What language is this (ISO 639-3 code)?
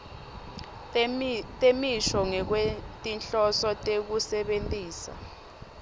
ssw